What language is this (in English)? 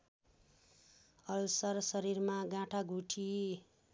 Nepali